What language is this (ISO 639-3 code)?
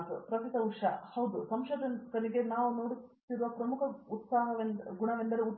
kan